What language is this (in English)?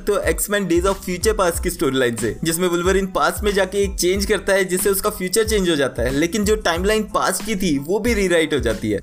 Hindi